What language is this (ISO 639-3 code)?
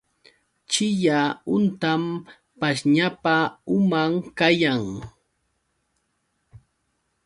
qux